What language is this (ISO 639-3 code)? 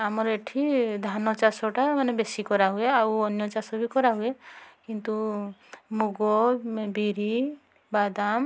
ori